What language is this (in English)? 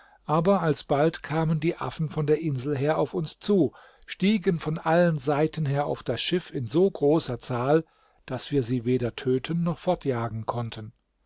German